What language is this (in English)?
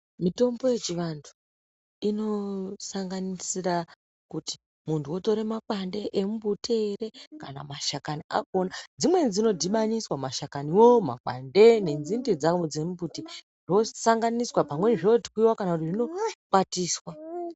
Ndau